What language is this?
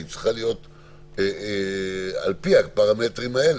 Hebrew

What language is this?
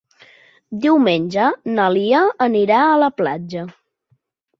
Catalan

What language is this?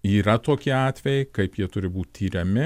Lithuanian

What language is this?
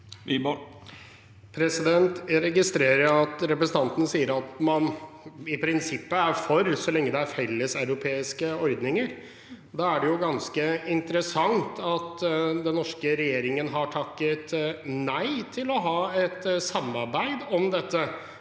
Norwegian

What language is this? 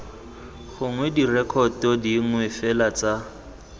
Tswana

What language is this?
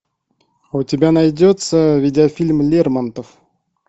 Russian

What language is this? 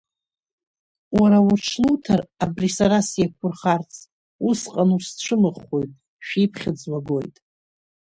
Abkhazian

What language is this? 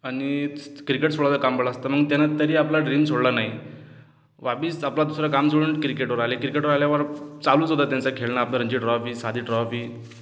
Marathi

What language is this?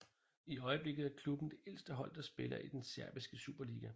Danish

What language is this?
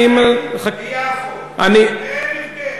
Hebrew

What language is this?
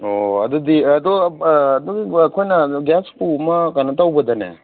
Manipuri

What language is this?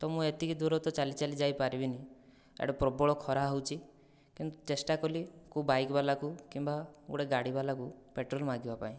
Odia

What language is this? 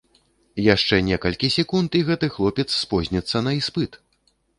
Belarusian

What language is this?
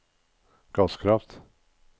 Norwegian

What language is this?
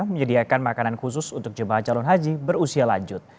Indonesian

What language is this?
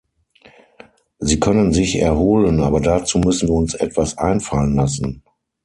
German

